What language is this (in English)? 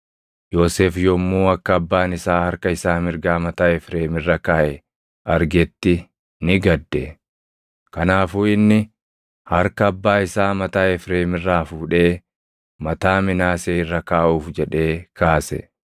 Oromo